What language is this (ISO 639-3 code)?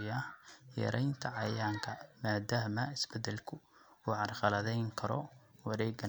som